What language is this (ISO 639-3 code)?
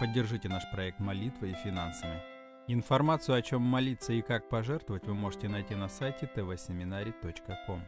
rus